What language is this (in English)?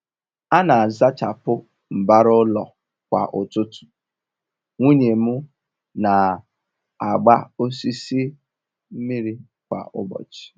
Igbo